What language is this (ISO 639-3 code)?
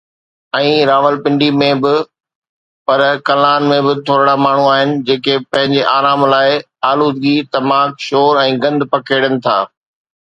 snd